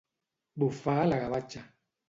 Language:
Catalan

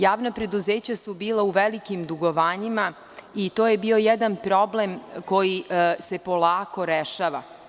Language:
Serbian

